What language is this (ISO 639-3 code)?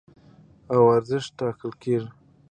pus